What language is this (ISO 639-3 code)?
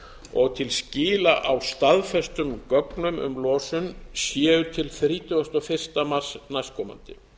isl